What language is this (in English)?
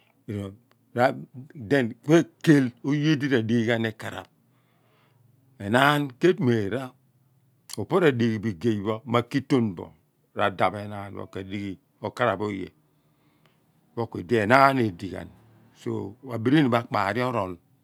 Abua